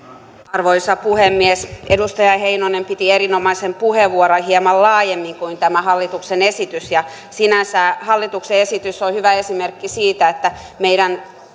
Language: Finnish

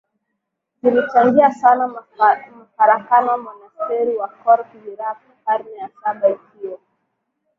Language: Swahili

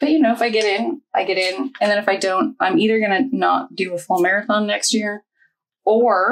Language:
English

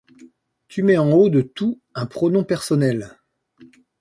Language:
French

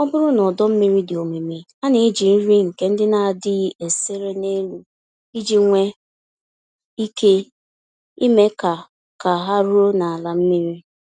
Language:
Igbo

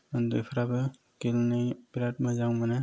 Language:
Bodo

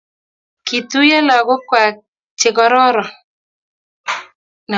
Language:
Kalenjin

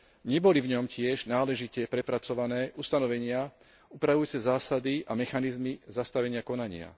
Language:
Slovak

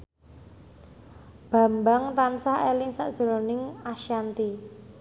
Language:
Javanese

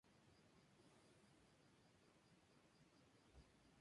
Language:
Spanish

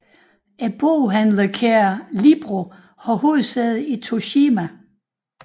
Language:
Danish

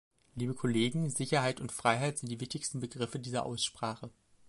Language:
German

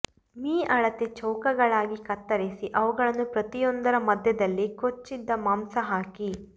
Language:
Kannada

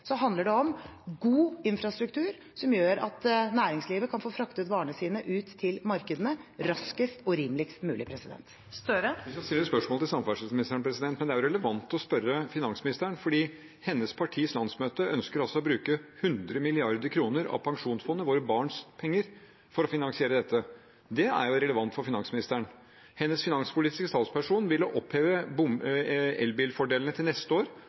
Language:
Norwegian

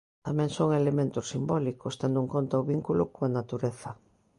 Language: Galician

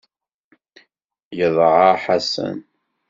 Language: Kabyle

